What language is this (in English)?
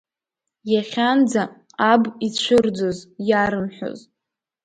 Abkhazian